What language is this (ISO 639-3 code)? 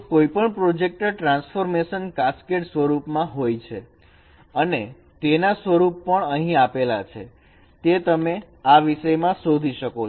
guj